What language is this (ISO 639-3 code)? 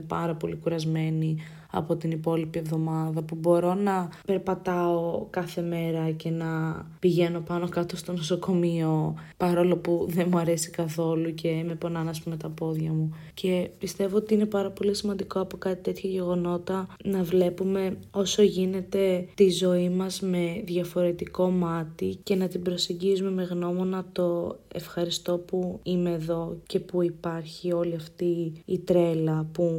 ell